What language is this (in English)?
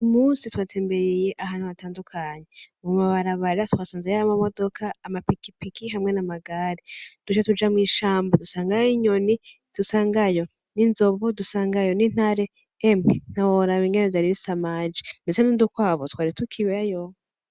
Rundi